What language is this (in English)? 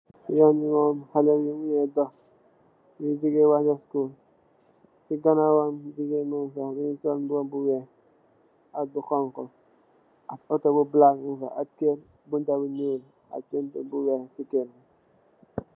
Wolof